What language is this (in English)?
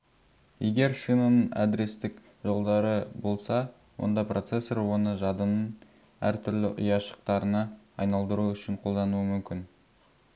Kazakh